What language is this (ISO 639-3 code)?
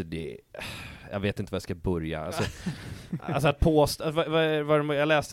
swe